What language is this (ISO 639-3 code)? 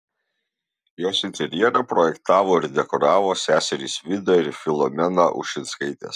lit